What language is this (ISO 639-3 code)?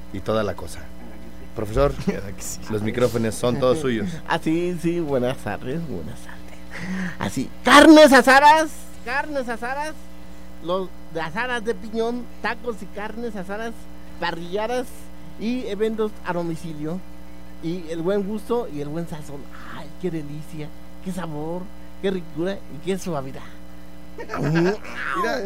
spa